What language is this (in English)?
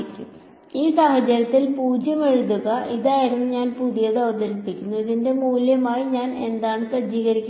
Malayalam